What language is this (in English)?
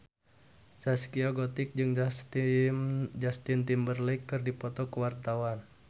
Sundanese